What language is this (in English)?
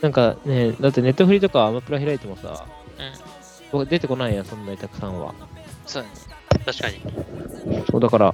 Japanese